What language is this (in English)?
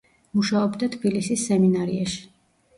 Georgian